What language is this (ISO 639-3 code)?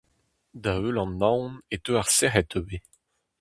bre